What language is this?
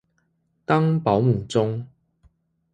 Chinese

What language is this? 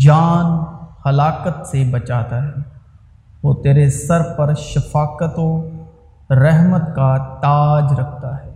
Urdu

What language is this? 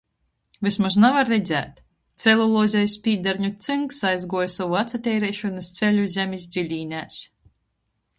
Latgalian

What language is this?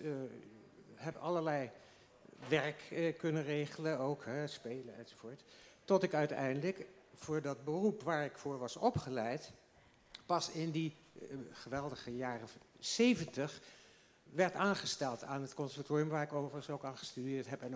Dutch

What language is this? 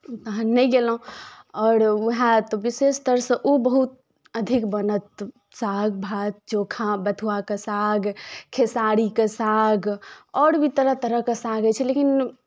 Maithili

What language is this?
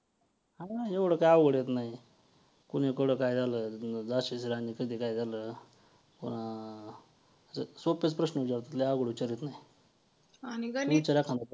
Marathi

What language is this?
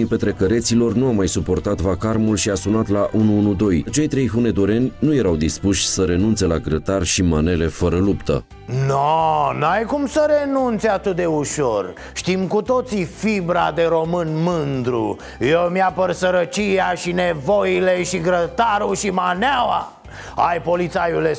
Romanian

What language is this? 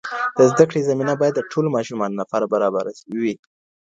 Pashto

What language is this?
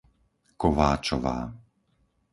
Slovak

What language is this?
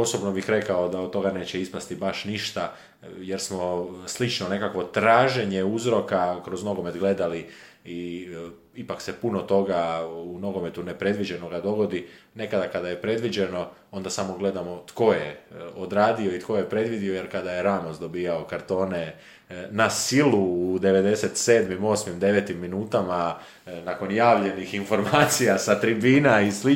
Croatian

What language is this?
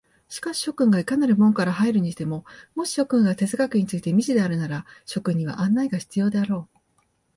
Japanese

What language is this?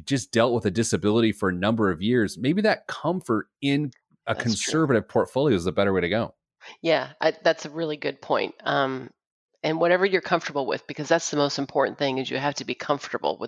English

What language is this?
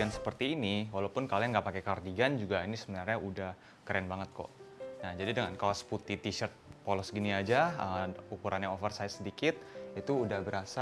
Indonesian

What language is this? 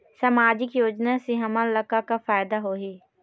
Chhattisgarhi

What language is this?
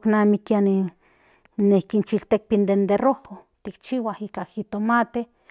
Central Nahuatl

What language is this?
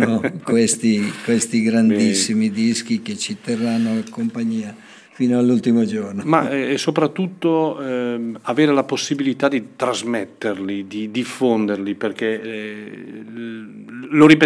Italian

